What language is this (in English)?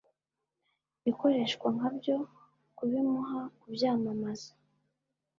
Kinyarwanda